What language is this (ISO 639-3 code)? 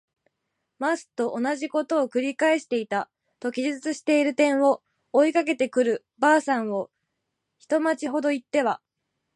jpn